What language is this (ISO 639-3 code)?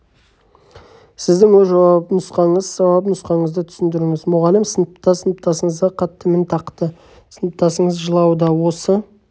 kaz